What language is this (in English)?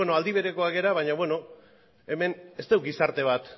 Basque